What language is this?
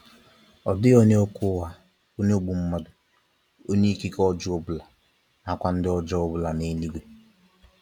Igbo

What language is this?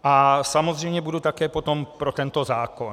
Czech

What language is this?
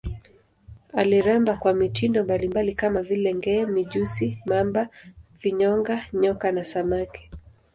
Swahili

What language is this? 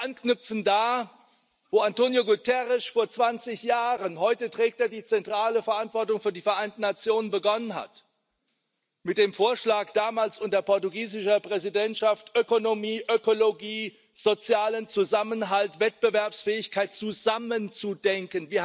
German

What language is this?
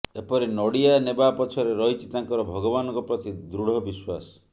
Odia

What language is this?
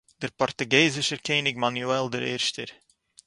Yiddish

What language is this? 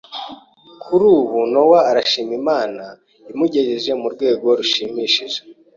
Kinyarwanda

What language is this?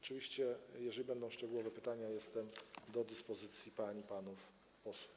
Polish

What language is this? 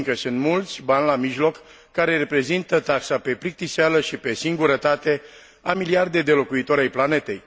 Romanian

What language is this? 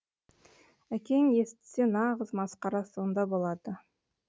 Kazakh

